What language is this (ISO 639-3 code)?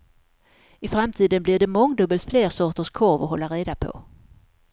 swe